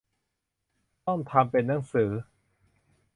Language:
Thai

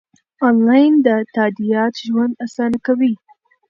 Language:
Pashto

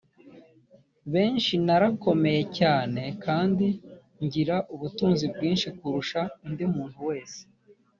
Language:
Kinyarwanda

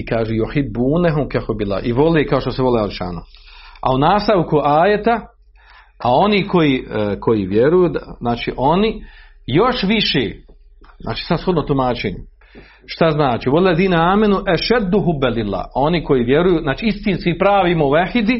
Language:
Croatian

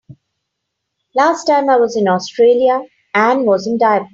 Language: English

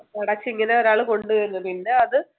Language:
Malayalam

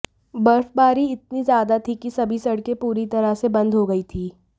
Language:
Hindi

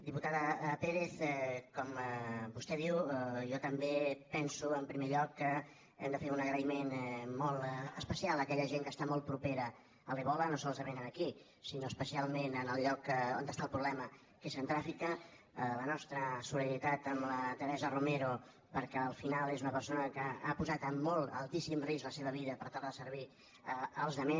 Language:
Catalan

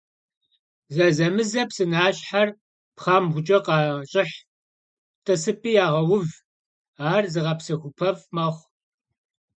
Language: Kabardian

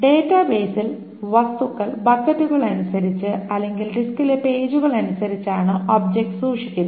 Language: Malayalam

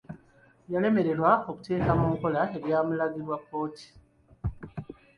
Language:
Ganda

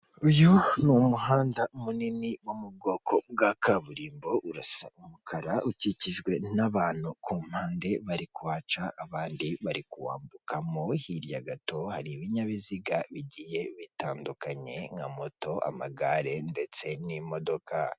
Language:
Kinyarwanda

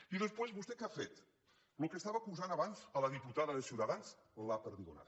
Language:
Catalan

